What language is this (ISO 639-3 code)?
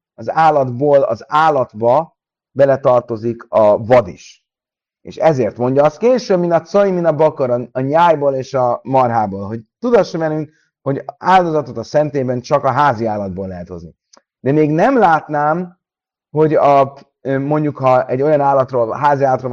hun